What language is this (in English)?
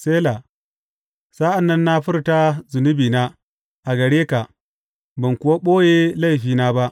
Hausa